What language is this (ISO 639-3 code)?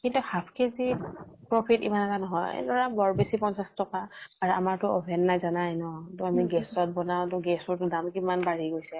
asm